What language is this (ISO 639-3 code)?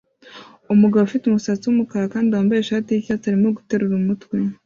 kin